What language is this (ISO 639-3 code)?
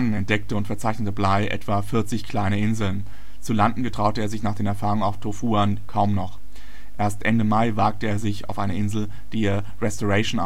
deu